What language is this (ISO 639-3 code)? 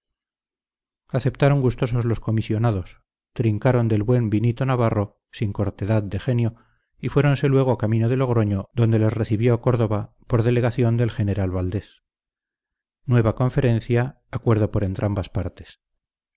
spa